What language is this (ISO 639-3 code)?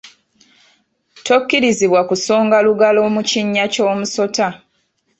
lug